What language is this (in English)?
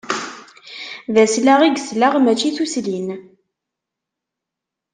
Kabyle